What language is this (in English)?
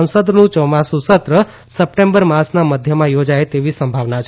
Gujarati